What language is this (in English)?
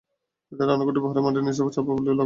Bangla